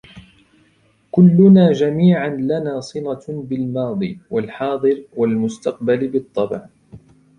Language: Arabic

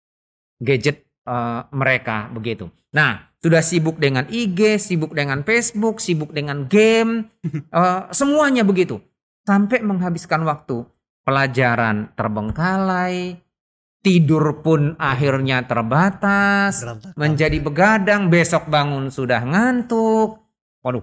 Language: Indonesian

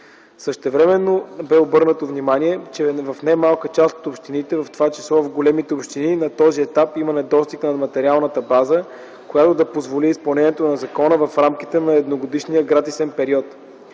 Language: Bulgarian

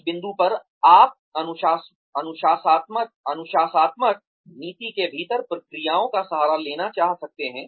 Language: Hindi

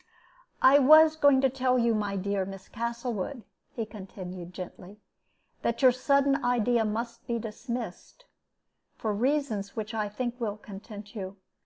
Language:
English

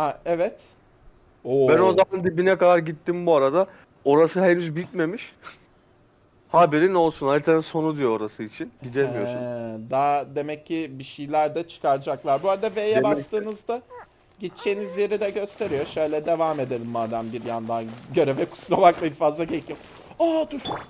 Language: Turkish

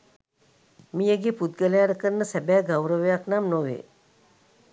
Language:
Sinhala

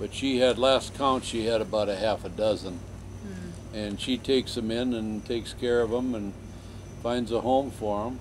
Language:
English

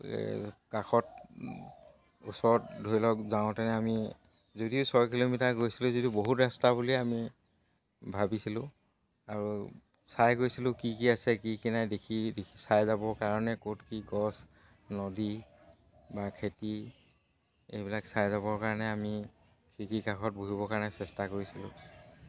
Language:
Assamese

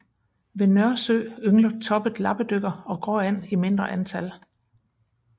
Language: Danish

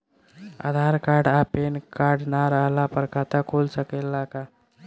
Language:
Bhojpuri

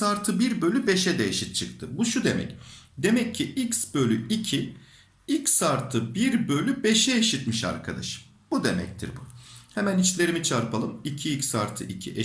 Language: Turkish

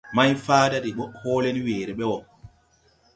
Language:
Tupuri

